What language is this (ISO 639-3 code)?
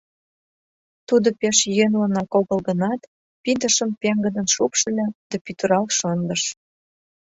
chm